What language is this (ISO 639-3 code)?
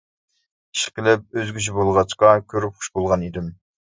uig